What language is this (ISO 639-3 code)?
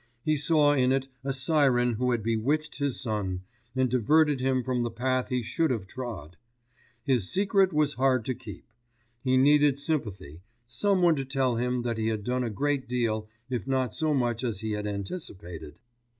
eng